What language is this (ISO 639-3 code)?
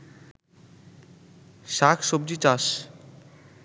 ben